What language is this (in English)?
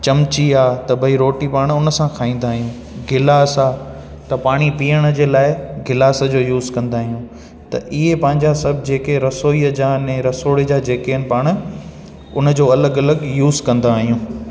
Sindhi